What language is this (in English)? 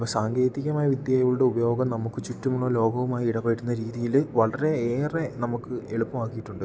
Malayalam